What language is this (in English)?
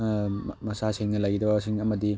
Manipuri